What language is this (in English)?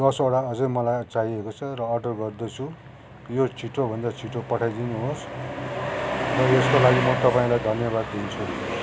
Nepali